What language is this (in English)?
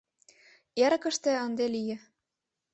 Mari